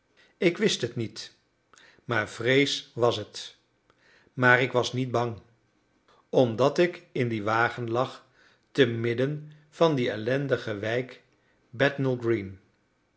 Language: Dutch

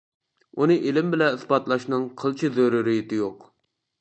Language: Uyghur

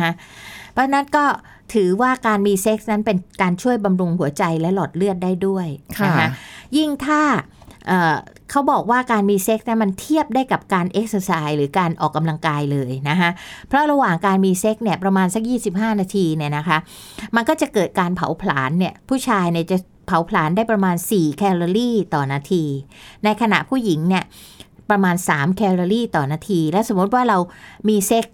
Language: Thai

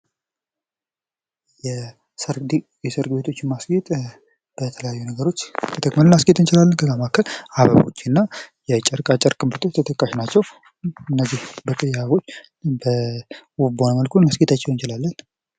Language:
Amharic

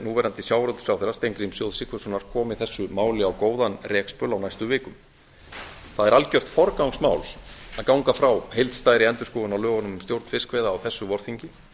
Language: Icelandic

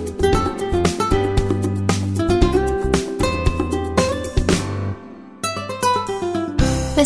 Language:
Persian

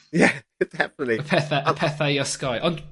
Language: Welsh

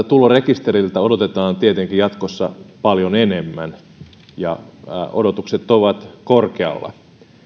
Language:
Finnish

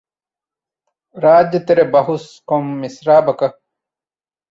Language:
Divehi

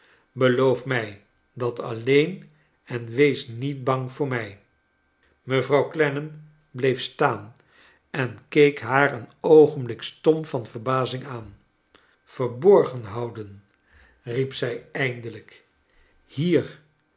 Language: Dutch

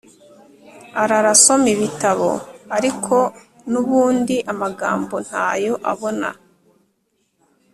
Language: Kinyarwanda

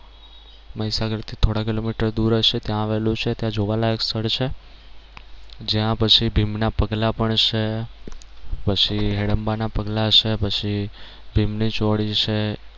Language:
Gujarati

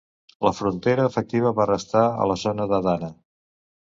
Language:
Catalan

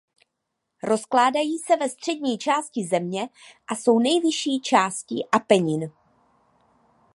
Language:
Czech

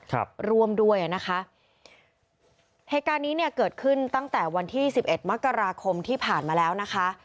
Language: Thai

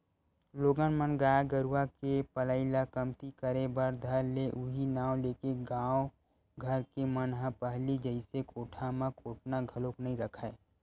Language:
Chhattisgarhi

